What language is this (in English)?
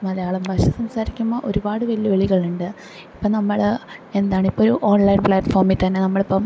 Malayalam